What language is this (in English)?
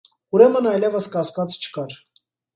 Armenian